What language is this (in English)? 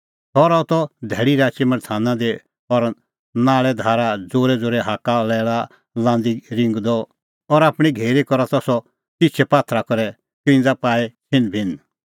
Kullu Pahari